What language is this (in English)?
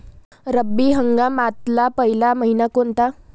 Marathi